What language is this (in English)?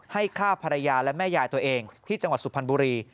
Thai